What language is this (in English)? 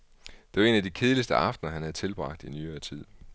Danish